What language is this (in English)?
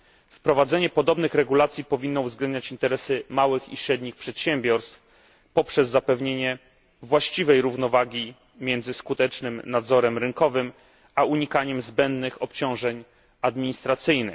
Polish